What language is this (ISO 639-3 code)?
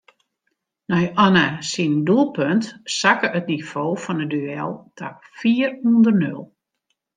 fry